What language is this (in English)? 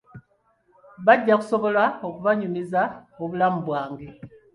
Ganda